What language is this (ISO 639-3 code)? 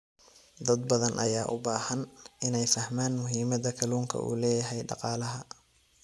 som